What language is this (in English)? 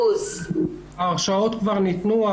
Hebrew